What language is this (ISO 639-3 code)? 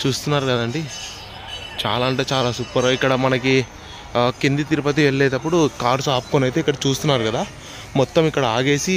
tel